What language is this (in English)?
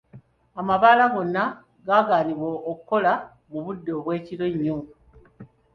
Ganda